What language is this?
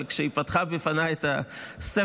Hebrew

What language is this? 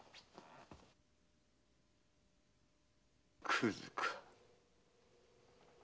Japanese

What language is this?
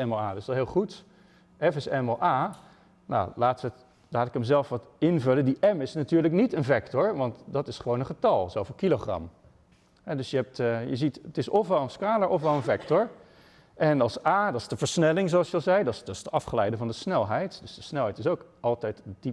Dutch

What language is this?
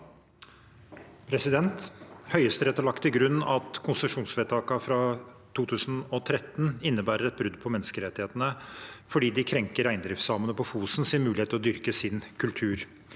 Norwegian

